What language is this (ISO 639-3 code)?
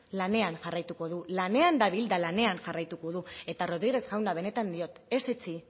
eus